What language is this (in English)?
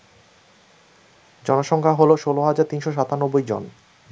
Bangla